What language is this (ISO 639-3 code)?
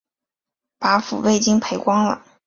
zho